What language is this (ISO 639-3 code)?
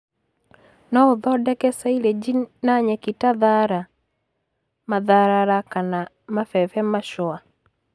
kik